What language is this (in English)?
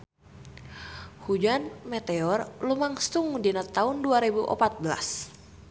Sundanese